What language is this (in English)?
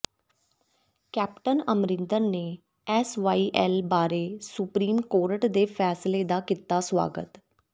Punjabi